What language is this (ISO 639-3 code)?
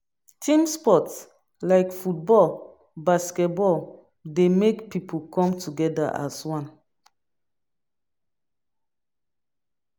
pcm